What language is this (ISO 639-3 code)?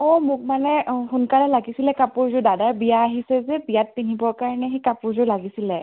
asm